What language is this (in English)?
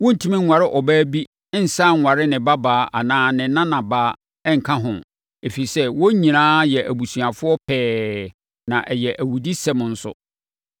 Akan